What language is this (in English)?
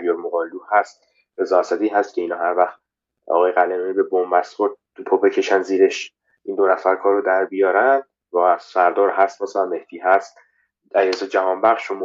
Persian